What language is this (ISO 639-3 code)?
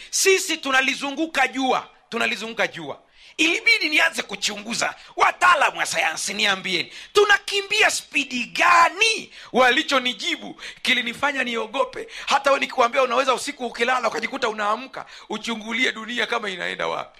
swa